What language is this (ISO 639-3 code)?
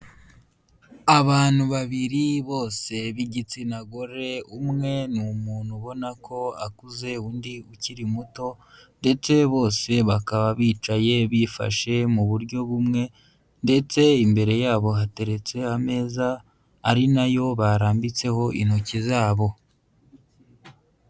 kin